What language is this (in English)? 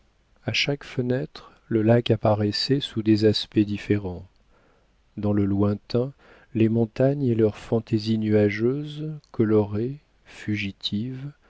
French